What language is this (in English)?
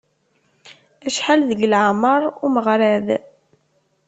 Kabyle